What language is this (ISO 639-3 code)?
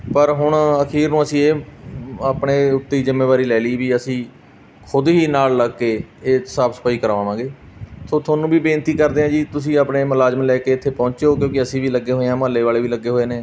pan